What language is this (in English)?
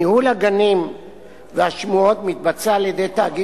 Hebrew